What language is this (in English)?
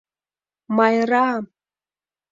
Mari